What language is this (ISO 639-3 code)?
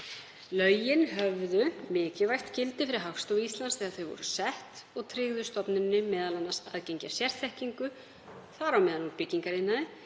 isl